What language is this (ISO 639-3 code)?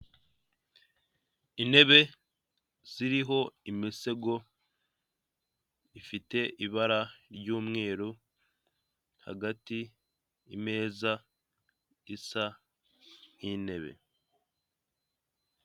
kin